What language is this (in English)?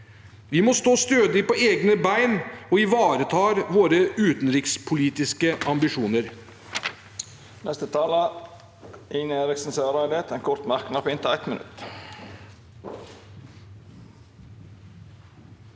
Norwegian